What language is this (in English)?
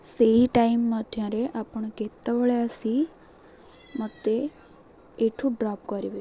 Odia